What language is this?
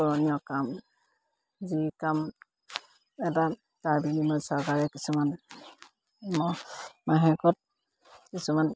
Assamese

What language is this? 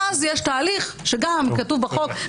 Hebrew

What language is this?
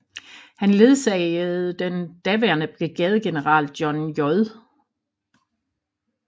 Danish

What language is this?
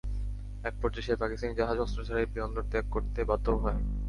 Bangla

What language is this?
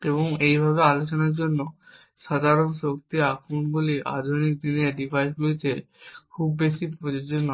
Bangla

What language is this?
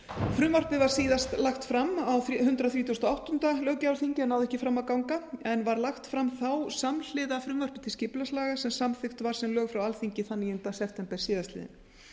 Icelandic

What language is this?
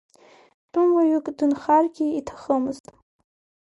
Abkhazian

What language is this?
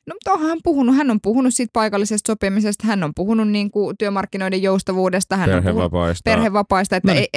Finnish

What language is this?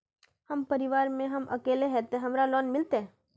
Magahi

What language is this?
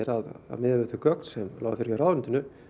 Icelandic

